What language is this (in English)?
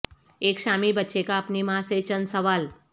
Urdu